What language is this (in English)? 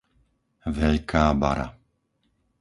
Slovak